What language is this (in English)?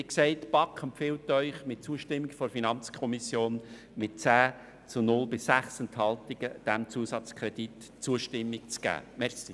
Swiss German